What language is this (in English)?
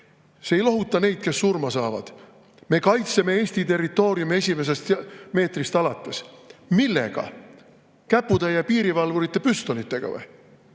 Estonian